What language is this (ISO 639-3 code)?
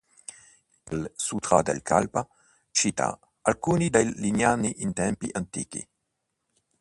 ita